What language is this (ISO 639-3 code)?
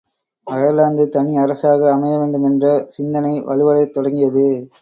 tam